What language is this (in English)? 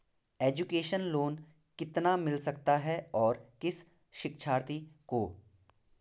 Hindi